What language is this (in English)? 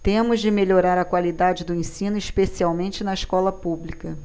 Portuguese